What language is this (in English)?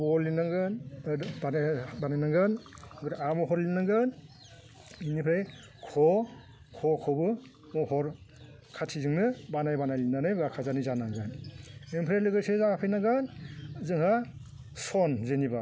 Bodo